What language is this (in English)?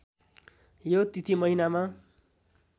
Nepali